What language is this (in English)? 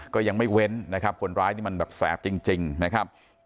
Thai